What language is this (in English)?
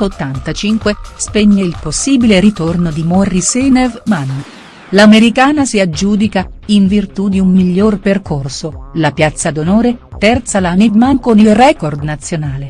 Italian